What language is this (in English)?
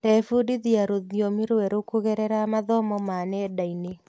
Kikuyu